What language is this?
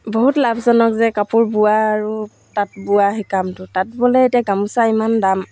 Assamese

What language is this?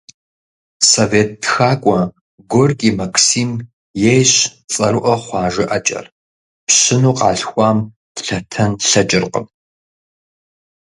Kabardian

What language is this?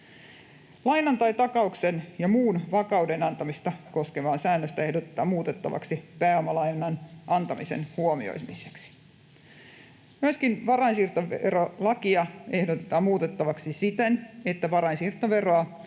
Finnish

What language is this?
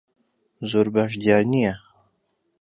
Central Kurdish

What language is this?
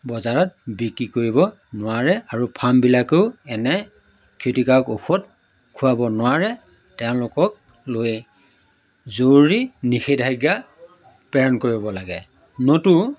Assamese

